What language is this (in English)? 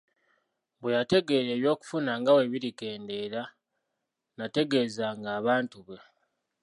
Ganda